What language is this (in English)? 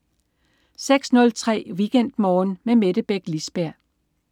Danish